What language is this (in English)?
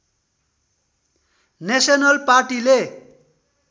Nepali